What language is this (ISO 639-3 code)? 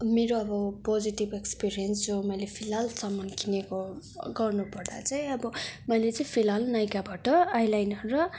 nep